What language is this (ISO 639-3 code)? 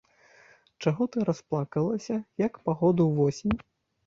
bel